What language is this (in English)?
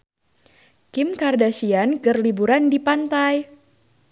Sundanese